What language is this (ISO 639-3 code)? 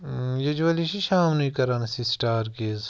kas